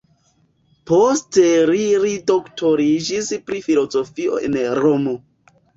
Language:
Esperanto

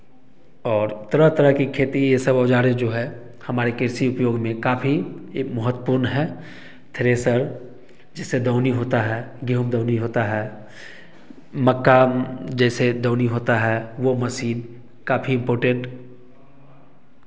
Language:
Hindi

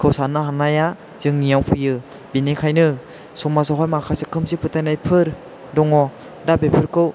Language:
Bodo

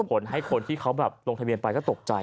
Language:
Thai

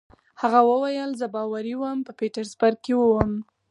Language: Pashto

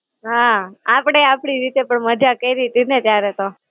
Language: Gujarati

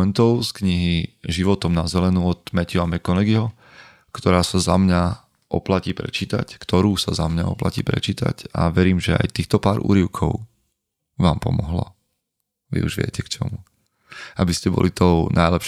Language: Slovak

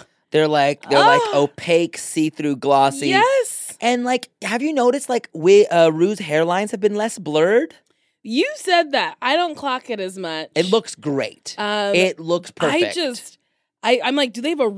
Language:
English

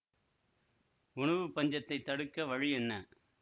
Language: Tamil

